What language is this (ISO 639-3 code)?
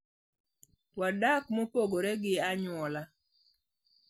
luo